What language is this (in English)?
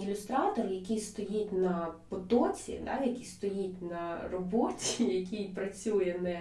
Ukrainian